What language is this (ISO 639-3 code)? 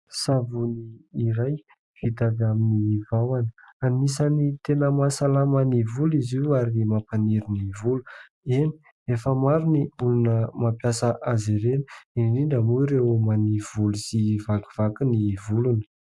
mlg